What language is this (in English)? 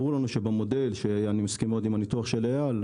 Hebrew